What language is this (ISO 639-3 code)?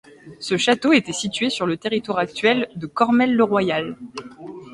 fra